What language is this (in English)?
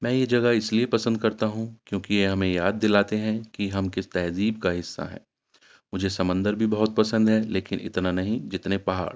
Urdu